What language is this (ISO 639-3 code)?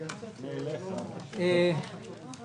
heb